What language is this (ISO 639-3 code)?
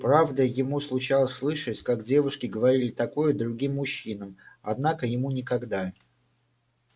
rus